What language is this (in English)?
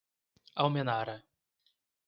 Portuguese